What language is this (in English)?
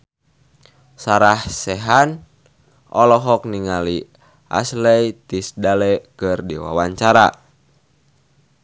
Sundanese